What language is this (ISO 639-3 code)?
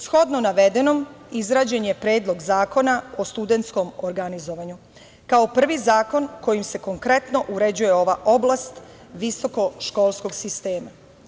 srp